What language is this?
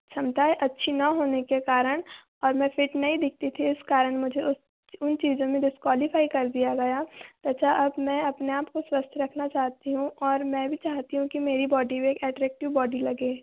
Hindi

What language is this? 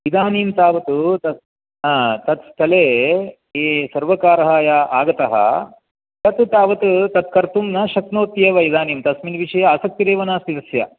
Sanskrit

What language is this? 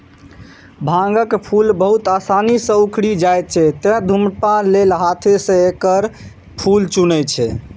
Maithili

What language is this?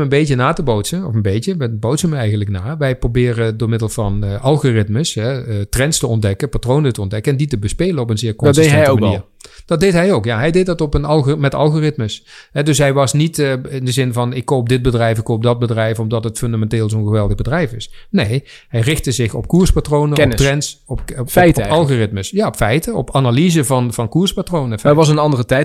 Dutch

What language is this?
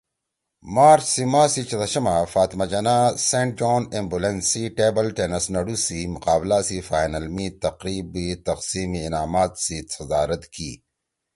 Torwali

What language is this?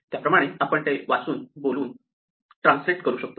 Marathi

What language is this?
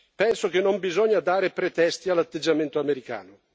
Italian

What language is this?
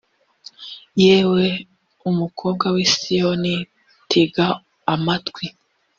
Kinyarwanda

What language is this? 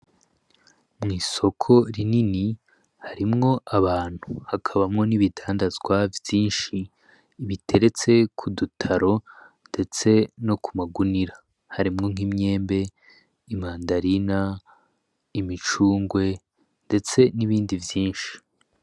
Rundi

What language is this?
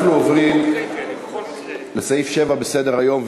Hebrew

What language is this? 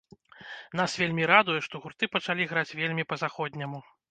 Belarusian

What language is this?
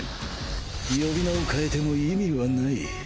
Japanese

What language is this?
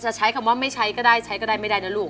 Thai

